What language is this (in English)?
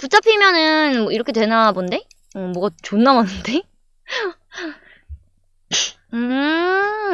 Korean